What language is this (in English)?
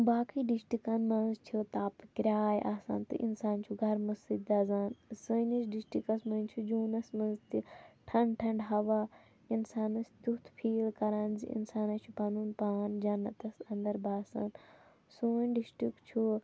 Kashmiri